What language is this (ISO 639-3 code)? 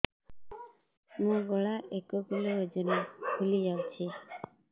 ori